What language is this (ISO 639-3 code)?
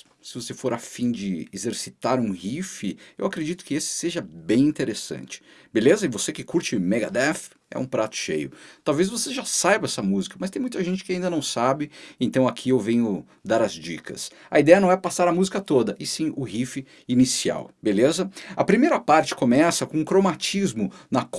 por